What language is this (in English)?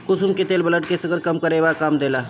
Bhojpuri